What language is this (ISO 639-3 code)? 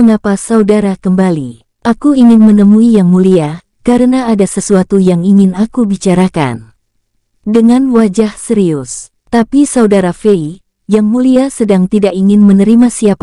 ind